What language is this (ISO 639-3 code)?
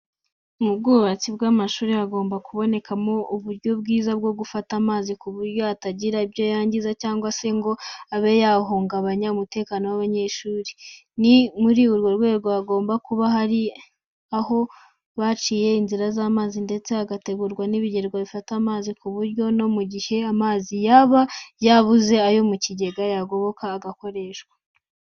kin